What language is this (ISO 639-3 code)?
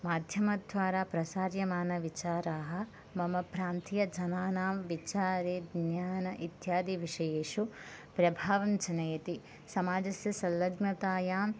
san